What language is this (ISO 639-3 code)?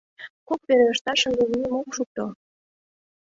chm